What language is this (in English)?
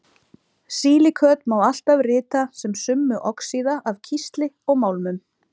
Icelandic